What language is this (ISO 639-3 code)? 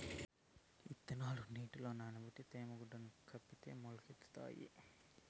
tel